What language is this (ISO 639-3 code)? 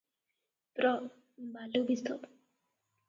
ori